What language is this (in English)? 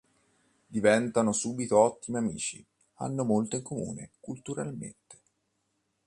Italian